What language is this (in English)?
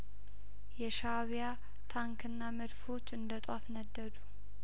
Amharic